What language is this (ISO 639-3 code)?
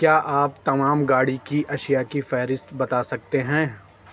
urd